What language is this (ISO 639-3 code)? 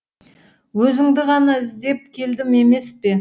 kaz